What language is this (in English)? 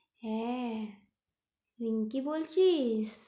Bangla